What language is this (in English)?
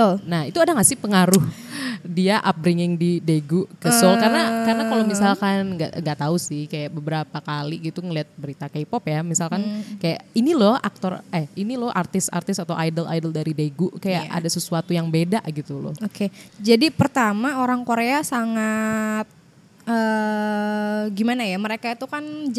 Indonesian